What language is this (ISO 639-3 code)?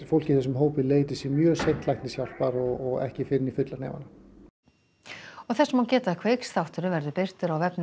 isl